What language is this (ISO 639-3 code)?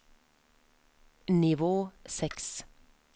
nor